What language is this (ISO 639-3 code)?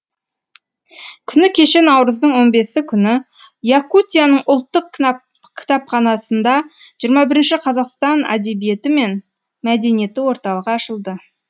kaz